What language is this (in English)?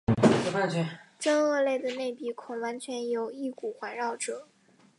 Chinese